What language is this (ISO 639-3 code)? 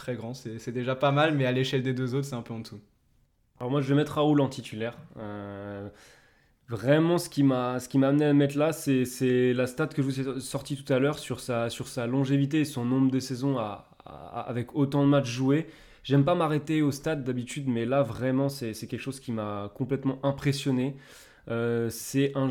fra